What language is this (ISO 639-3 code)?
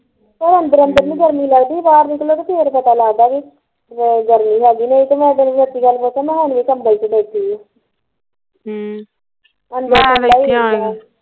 pan